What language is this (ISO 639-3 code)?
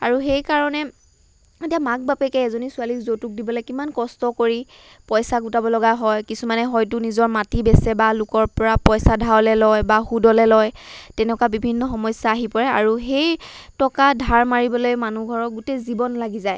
asm